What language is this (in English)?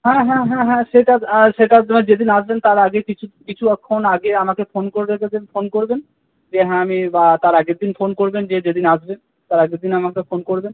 Bangla